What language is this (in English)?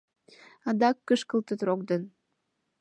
Mari